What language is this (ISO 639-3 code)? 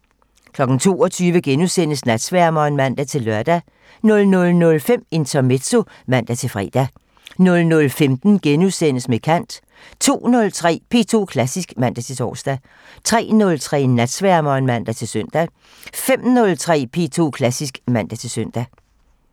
dan